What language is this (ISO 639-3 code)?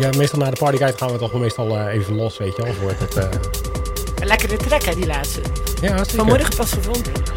nld